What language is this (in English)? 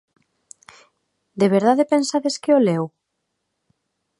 Galician